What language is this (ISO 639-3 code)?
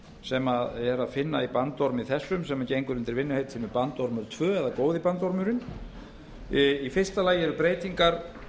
isl